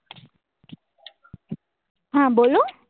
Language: Gujarati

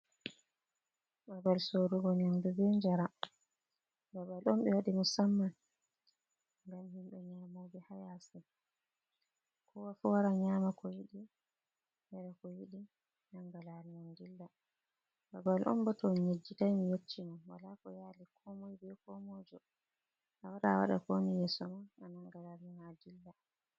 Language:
Fula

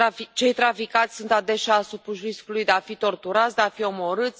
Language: Romanian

